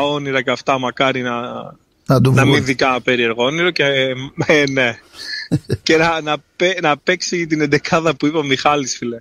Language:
Greek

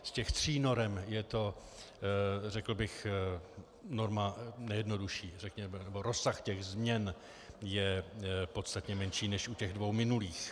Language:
Czech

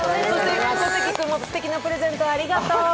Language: Japanese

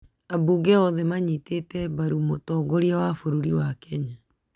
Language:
Kikuyu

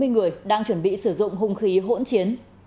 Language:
Vietnamese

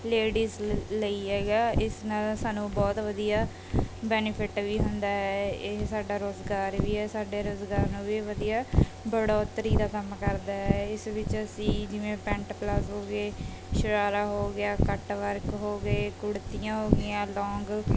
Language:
Punjabi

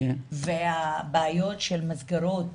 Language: Hebrew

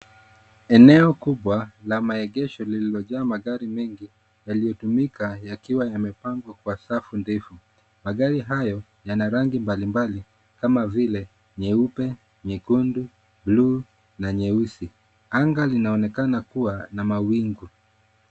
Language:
Swahili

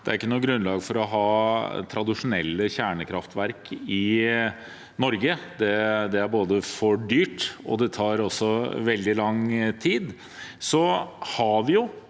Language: Norwegian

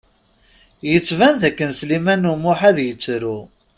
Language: Kabyle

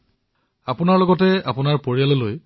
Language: Assamese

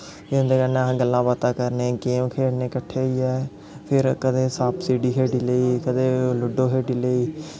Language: Dogri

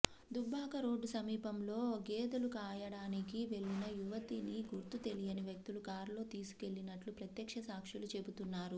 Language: Telugu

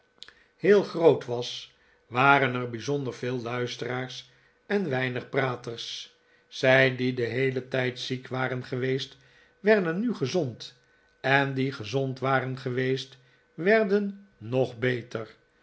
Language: Dutch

